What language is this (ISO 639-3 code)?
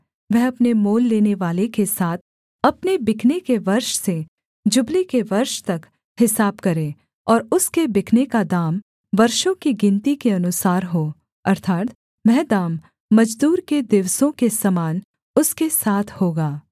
hin